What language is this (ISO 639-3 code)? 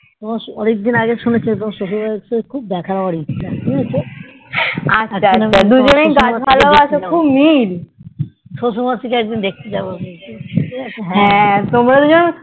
ben